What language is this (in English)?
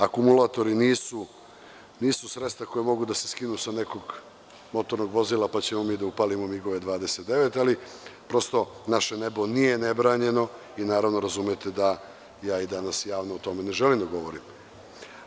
Serbian